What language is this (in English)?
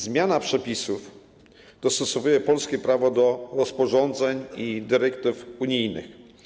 Polish